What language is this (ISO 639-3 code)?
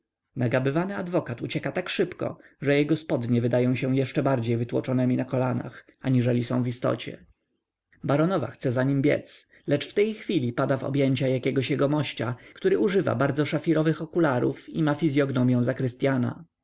pol